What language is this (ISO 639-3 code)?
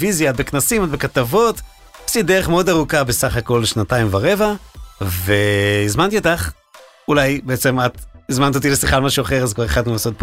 heb